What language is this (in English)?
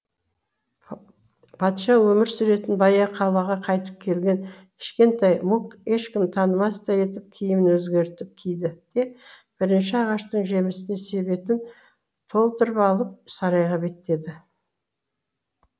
Kazakh